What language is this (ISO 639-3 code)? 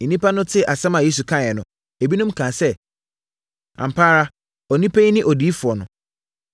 aka